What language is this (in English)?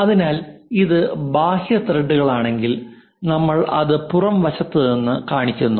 Malayalam